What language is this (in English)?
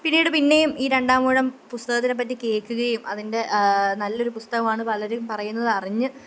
Malayalam